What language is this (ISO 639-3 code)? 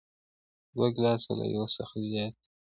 pus